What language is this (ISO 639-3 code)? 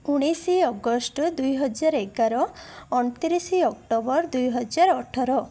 ori